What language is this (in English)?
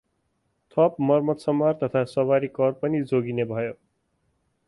Nepali